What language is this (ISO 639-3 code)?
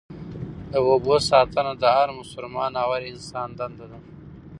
pus